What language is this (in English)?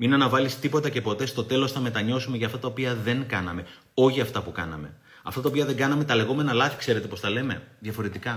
Greek